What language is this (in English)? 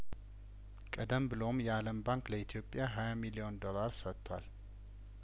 Amharic